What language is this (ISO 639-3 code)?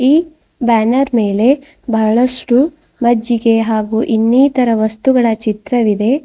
kan